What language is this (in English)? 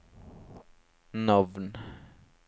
Norwegian